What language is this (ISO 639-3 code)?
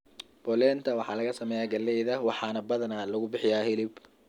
som